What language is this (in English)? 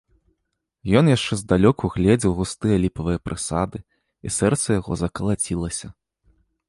Belarusian